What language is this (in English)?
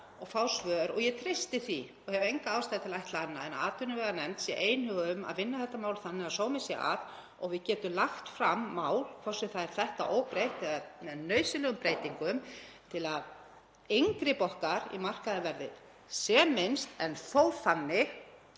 Icelandic